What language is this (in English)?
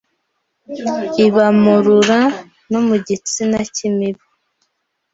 Kinyarwanda